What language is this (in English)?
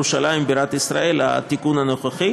Hebrew